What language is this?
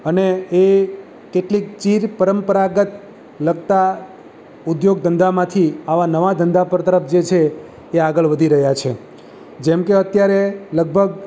Gujarati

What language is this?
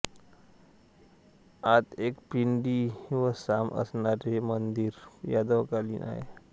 Marathi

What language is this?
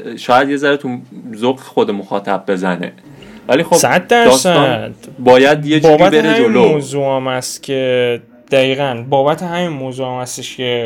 Persian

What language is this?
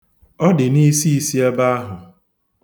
Igbo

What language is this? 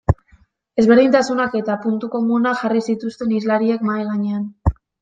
Basque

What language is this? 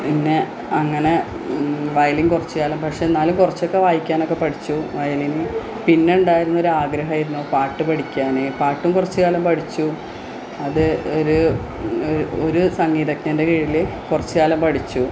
Malayalam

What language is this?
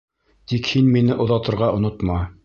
Bashkir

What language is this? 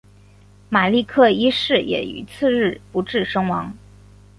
Chinese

